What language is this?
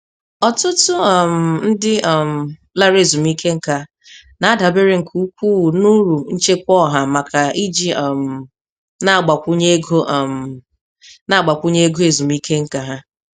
Igbo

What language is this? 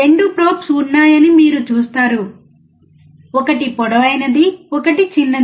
Telugu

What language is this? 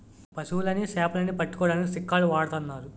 Telugu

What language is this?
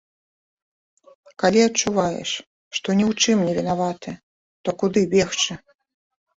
Belarusian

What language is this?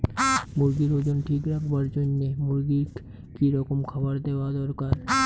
Bangla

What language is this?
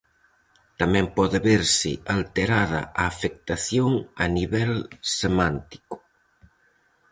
Galician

